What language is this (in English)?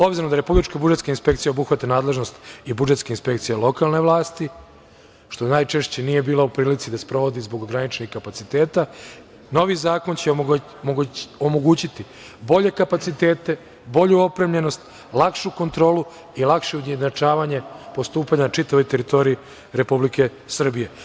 Serbian